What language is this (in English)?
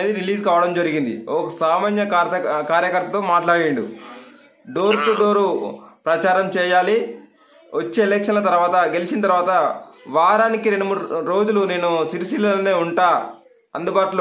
Romanian